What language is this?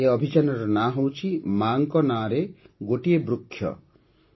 Odia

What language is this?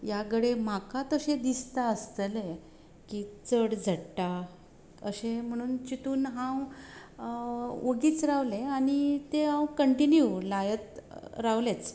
Konkani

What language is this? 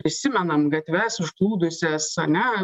Lithuanian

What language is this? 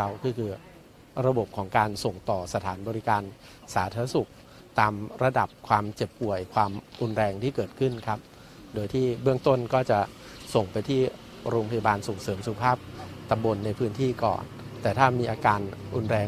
Thai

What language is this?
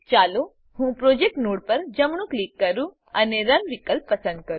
Gujarati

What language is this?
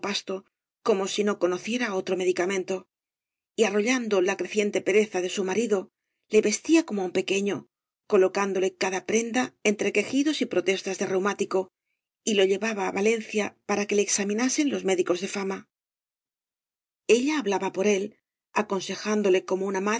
Spanish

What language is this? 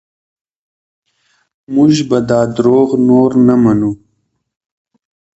Pashto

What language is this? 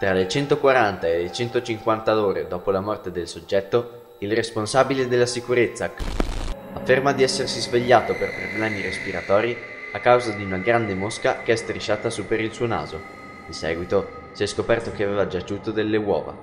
Italian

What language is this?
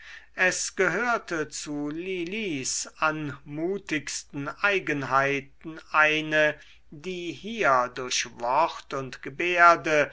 German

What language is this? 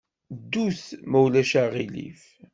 Kabyle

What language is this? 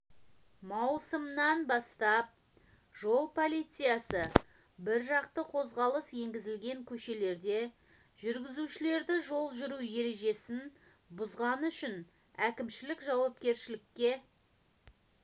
Kazakh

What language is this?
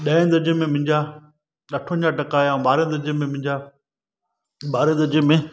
Sindhi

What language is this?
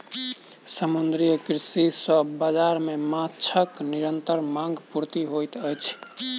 Maithili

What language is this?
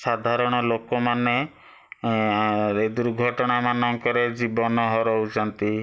Odia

